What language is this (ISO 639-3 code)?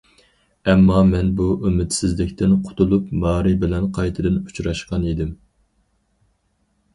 uig